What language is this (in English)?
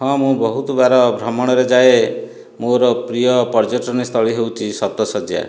Odia